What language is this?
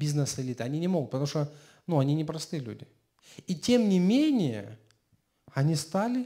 Russian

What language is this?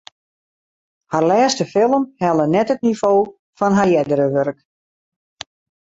Western Frisian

